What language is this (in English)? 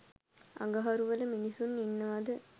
Sinhala